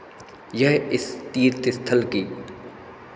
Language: Hindi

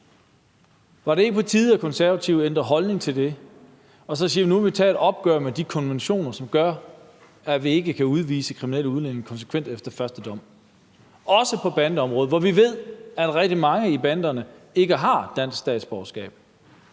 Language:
Danish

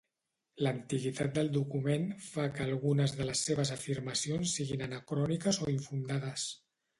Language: Catalan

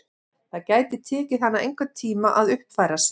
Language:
Icelandic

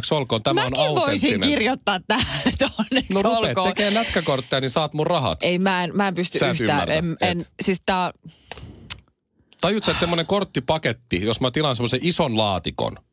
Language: Finnish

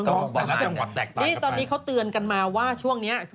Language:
Thai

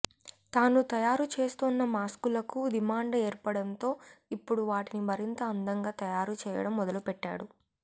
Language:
Telugu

